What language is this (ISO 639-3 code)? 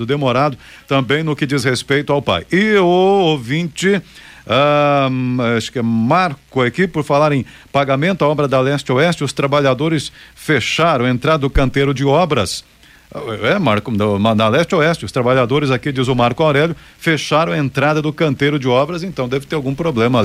por